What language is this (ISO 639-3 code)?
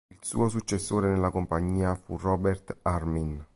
ita